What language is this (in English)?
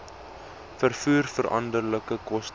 Afrikaans